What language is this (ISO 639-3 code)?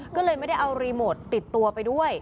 tha